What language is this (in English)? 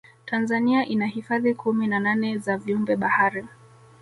Swahili